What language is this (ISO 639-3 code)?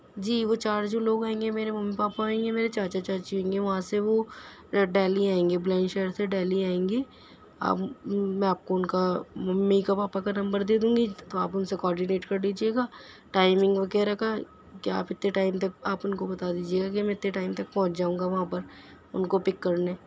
urd